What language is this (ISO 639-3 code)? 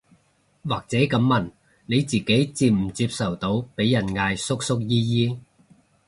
yue